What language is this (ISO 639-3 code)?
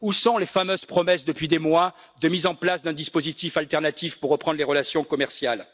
fra